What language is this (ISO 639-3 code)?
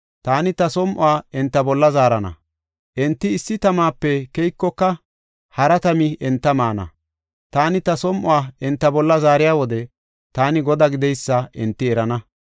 gof